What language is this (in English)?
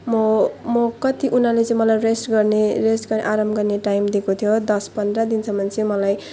Nepali